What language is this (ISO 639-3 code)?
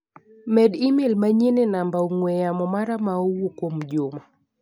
luo